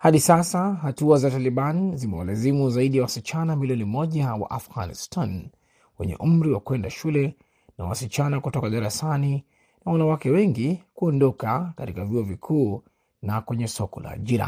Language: Swahili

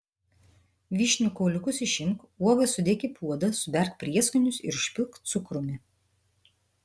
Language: Lithuanian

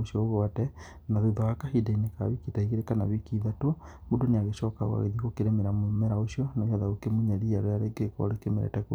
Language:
Kikuyu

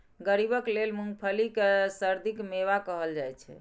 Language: Maithili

